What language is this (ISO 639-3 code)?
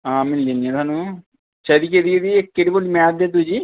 doi